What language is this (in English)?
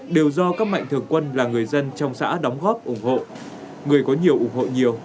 Vietnamese